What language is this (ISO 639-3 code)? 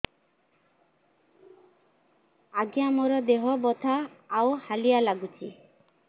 ori